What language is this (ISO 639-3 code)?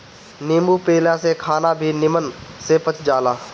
bho